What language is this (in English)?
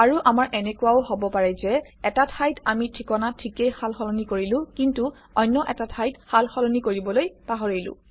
Assamese